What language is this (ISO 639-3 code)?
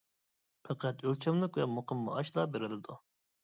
uig